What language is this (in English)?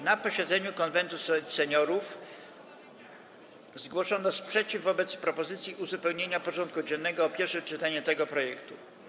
Polish